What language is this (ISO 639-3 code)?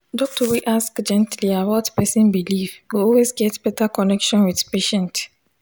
pcm